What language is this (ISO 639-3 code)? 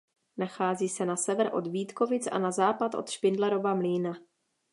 ces